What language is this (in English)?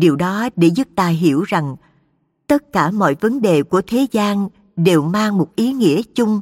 Vietnamese